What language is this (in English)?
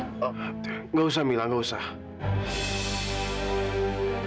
Indonesian